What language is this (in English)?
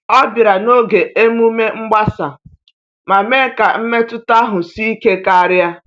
Igbo